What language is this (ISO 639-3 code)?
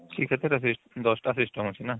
ori